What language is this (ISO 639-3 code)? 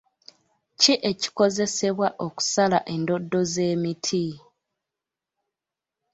lug